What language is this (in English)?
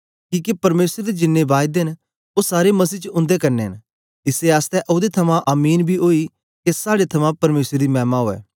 Dogri